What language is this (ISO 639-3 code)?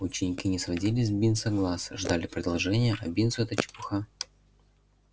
rus